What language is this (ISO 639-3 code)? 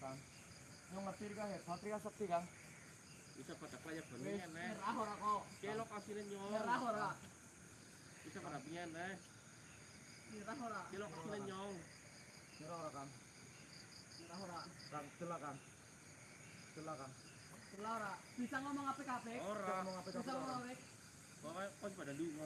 ind